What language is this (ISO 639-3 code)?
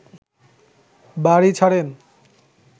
ben